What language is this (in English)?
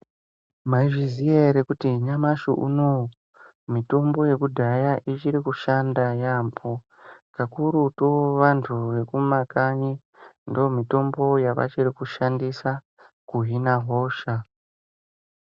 Ndau